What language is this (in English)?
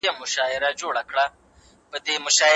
Pashto